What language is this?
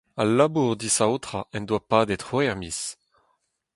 Breton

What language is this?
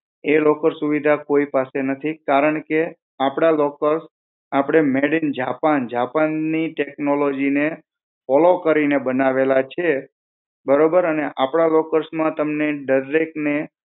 Gujarati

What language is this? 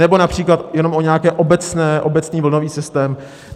Czech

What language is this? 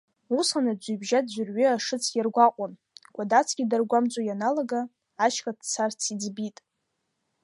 Abkhazian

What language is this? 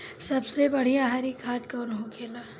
Bhojpuri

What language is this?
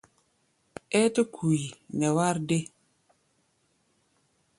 Gbaya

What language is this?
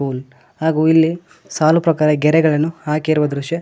Kannada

